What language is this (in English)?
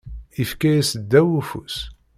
Kabyle